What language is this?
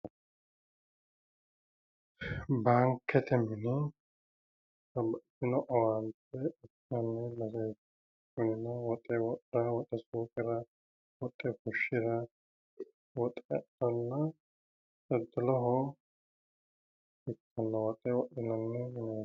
Sidamo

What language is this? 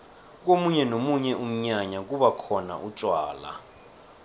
South Ndebele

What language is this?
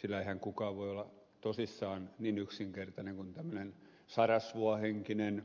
Finnish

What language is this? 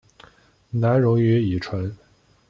Chinese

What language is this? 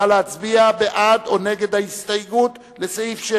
Hebrew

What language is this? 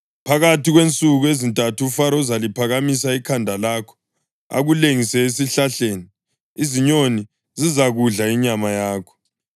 North Ndebele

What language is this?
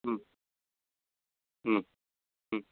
Sanskrit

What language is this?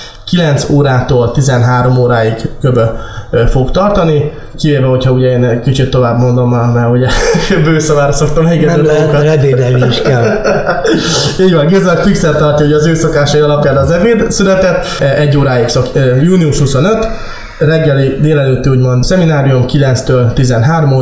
Hungarian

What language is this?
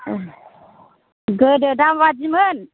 Bodo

